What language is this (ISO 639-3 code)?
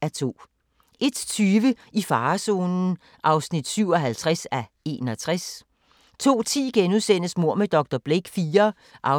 dan